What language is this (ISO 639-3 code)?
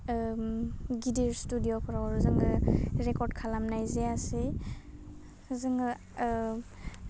brx